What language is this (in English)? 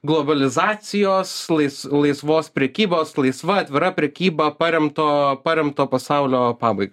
Lithuanian